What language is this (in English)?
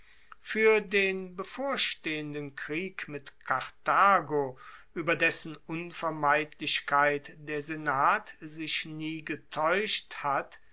German